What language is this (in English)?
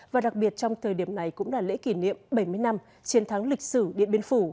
Vietnamese